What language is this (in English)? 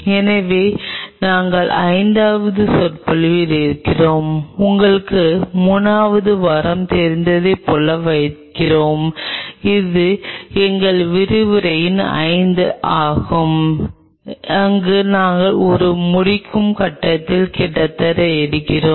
Tamil